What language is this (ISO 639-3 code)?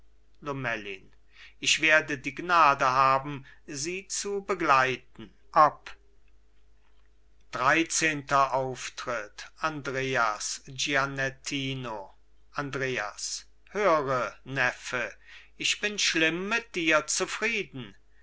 deu